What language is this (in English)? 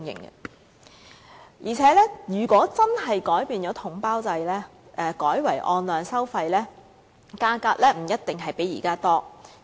Cantonese